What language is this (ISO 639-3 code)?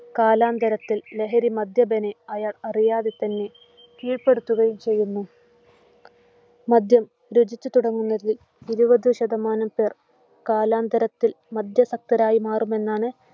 mal